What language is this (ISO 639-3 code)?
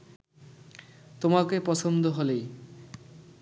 ben